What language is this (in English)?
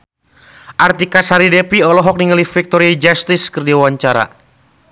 Sundanese